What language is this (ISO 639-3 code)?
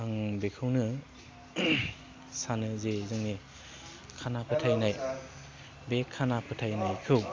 brx